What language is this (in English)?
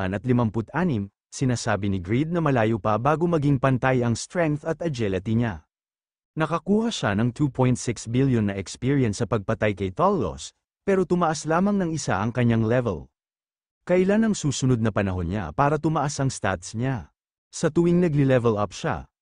Filipino